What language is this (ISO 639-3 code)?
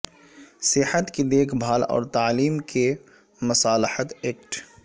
urd